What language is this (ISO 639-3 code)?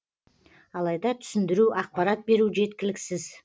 kaz